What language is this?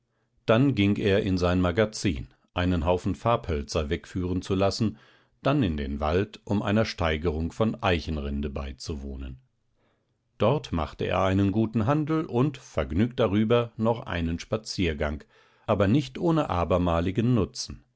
German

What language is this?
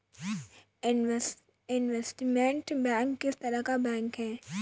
Hindi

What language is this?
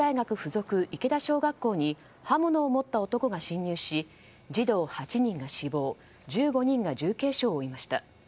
Japanese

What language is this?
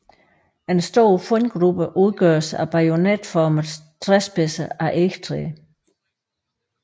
Danish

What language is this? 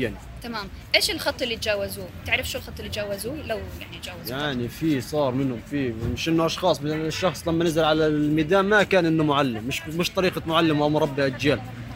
Arabic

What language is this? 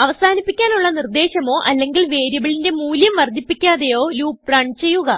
Malayalam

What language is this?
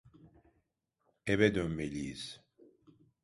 Turkish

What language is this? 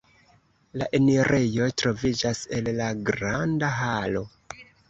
Esperanto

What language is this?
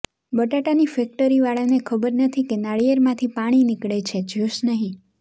Gujarati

